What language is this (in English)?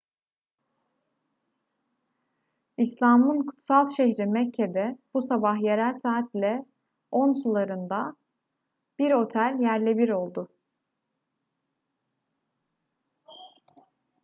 Turkish